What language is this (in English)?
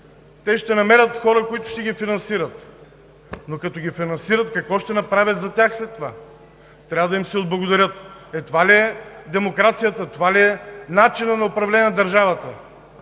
Bulgarian